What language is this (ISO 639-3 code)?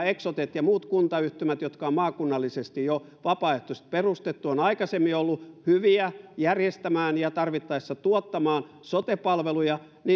fin